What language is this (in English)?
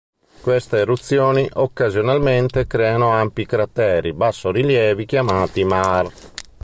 Italian